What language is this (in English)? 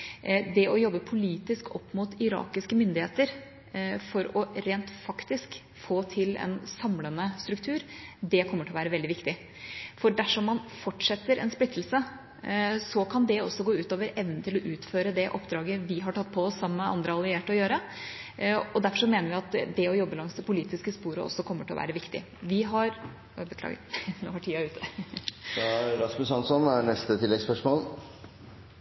Norwegian Bokmål